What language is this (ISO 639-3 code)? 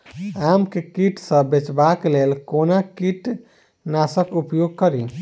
mai